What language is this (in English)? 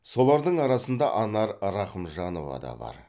Kazakh